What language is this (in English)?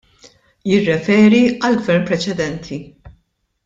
Maltese